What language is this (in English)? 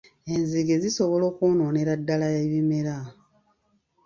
Ganda